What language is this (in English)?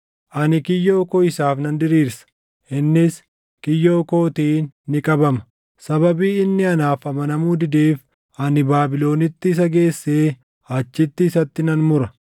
Oromo